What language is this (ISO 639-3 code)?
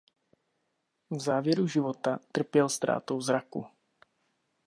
ces